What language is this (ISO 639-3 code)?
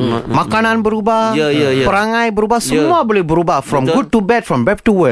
msa